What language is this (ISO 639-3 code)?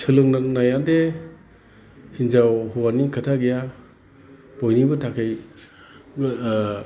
brx